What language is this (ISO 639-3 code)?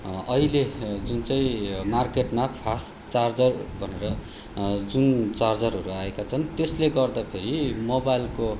nep